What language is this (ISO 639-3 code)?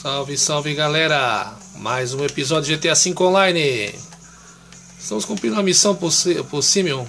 por